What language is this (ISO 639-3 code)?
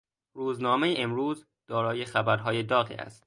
fas